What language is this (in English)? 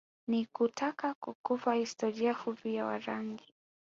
Swahili